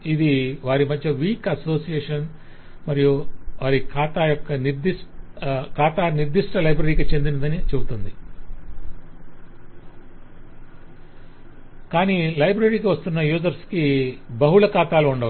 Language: Telugu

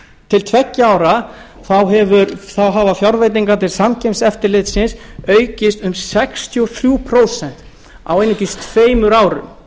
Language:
Icelandic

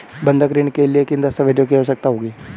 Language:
Hindi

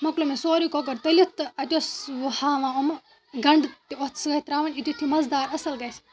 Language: Kashmiri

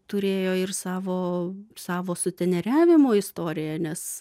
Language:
Lithuanian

